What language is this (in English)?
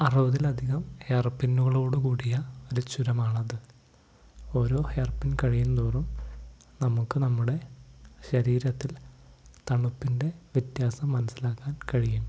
Malayalam